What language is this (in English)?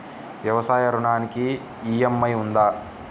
Telugu